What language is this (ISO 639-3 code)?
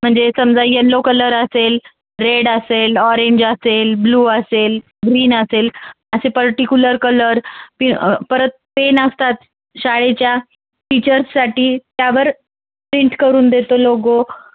mar